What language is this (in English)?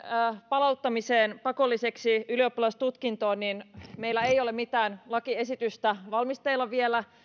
Finnish